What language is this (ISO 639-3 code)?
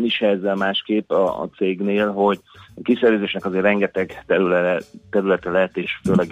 hun